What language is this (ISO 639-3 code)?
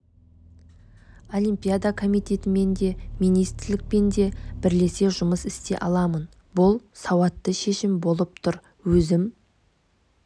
kaz